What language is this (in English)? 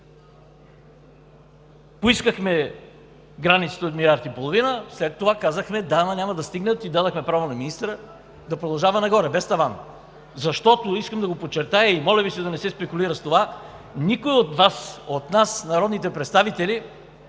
Bulgarian